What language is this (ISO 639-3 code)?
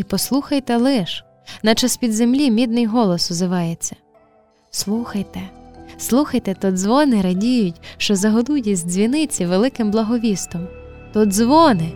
ukr